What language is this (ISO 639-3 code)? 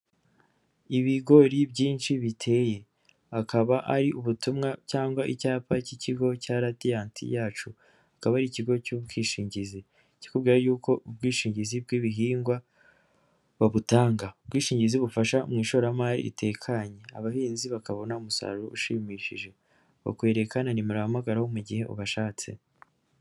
kin